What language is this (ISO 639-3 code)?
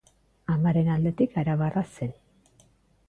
eus